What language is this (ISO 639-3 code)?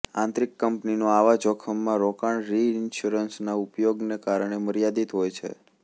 guj